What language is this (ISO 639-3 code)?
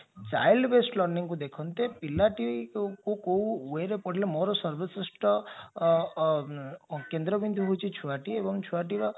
ori